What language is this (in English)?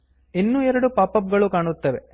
Kannada